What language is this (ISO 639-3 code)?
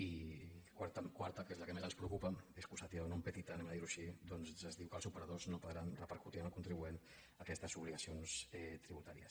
cat